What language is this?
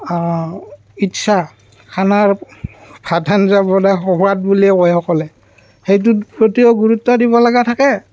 Assamese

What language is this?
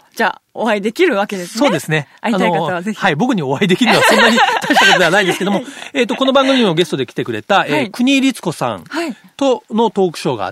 Japanese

